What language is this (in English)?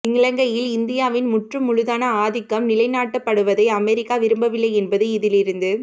Tamil